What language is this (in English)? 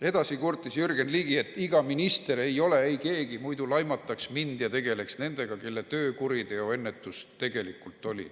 Estonian